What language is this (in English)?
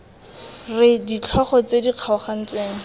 Tswana